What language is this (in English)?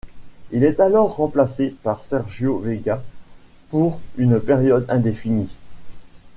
French